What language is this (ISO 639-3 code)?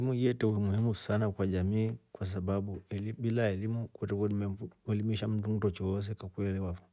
rof